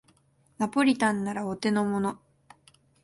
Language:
Japanese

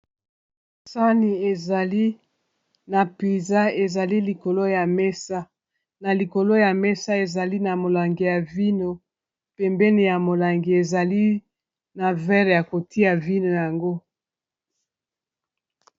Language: Lingala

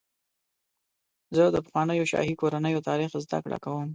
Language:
Pashto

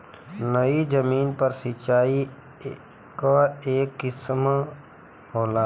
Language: Bhojpuri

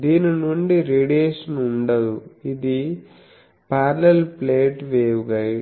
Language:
Telugu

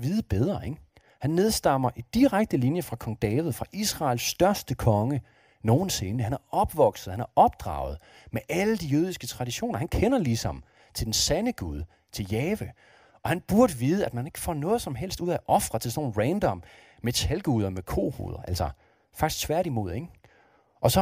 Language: Danish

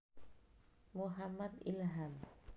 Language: Javanese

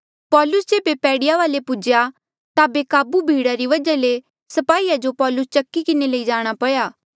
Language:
Mandeali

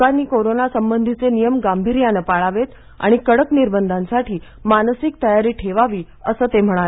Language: Marathi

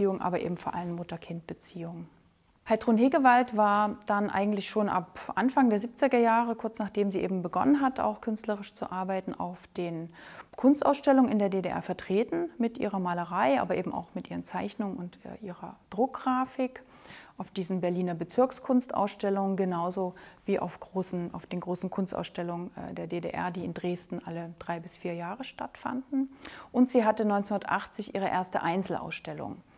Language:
German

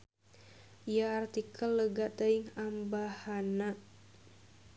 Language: Sundanese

